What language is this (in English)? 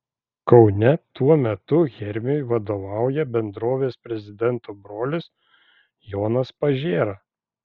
Lithuanian